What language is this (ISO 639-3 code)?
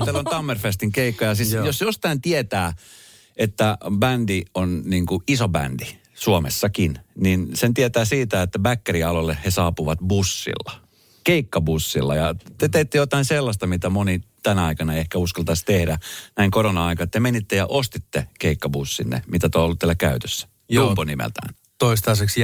fin